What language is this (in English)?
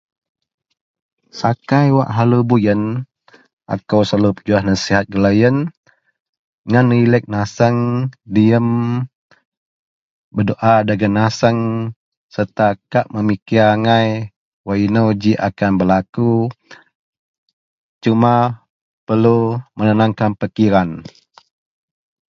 Central Melanau